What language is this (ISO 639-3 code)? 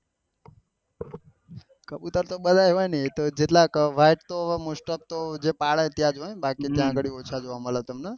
guj